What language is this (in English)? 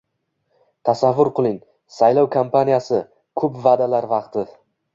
Uzbek